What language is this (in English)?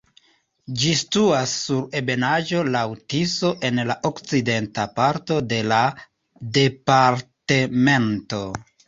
Esperanto